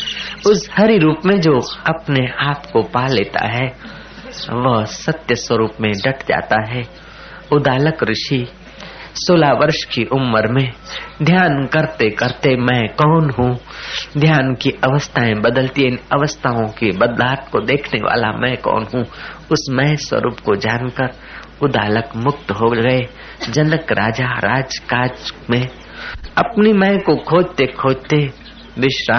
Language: Hindi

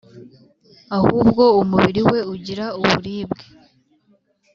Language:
Kinyarwanda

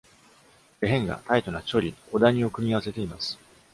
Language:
Japanese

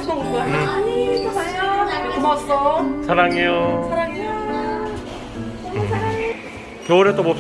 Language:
Korean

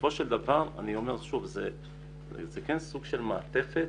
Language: Hebrew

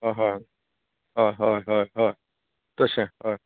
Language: Konkani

